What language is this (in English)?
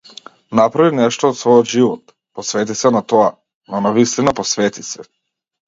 Macedonian